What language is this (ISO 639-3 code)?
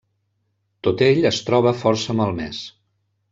cat